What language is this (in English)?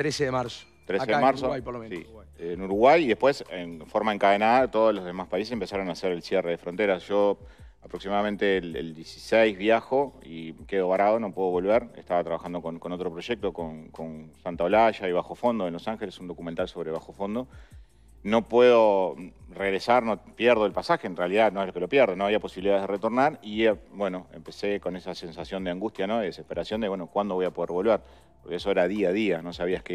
Spanish